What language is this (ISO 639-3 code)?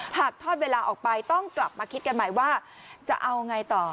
tha